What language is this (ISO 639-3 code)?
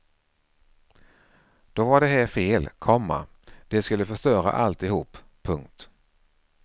swe